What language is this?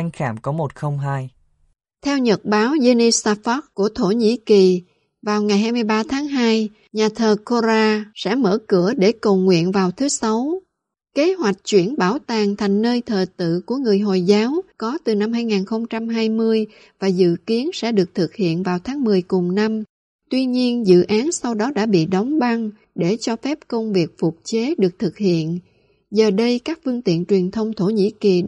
Vietnamese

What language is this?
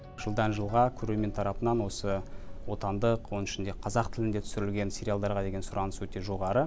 Kazakh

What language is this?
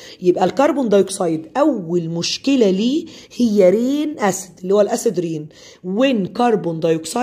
Arabic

